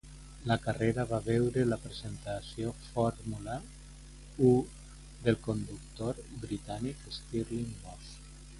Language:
Catalan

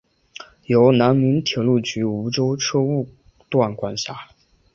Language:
Chinese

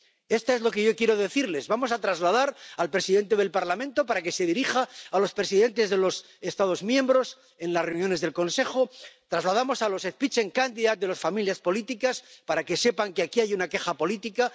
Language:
Spanish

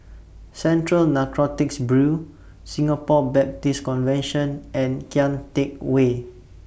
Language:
English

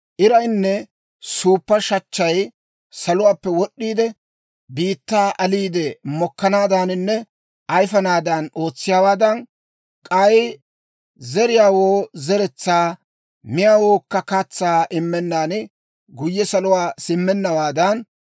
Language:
Dawro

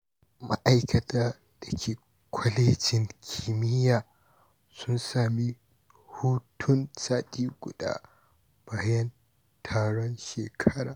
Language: Hausa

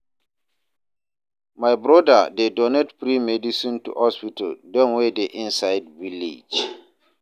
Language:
Nigerian Pidgin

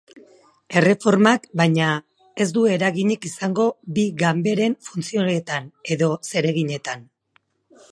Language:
Basque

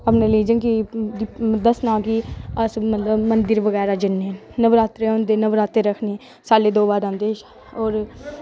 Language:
Dogri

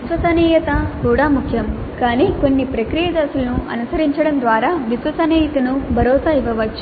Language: Telugu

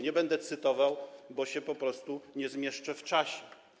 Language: Polish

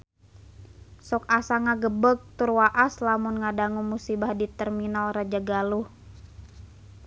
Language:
Sundanese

